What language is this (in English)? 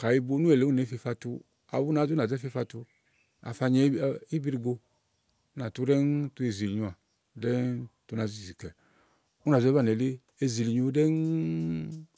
Igo